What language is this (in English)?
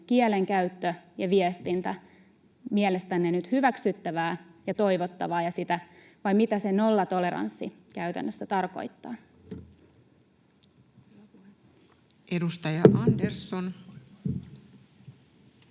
Finnish